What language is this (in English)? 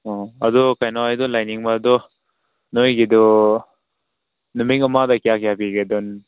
Manipuri